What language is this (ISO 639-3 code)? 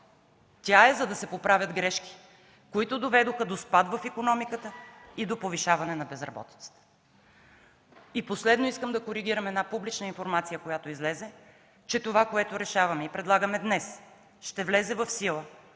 bul